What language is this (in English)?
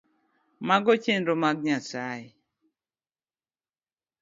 Luo (Kenya and Tanzania)